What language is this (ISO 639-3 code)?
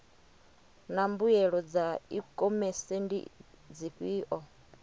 ven